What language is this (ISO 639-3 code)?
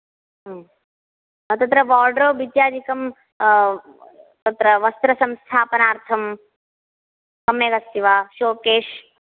san